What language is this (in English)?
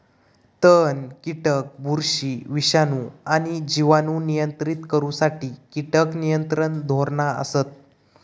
Marathi